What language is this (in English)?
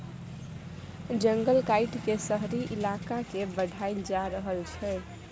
Maithili